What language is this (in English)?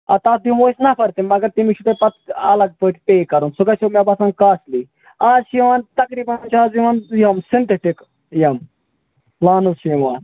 Kashmiri